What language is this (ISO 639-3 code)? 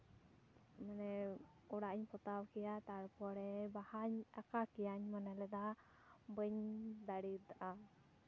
sat